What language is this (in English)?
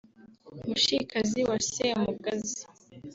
Kinyarwanda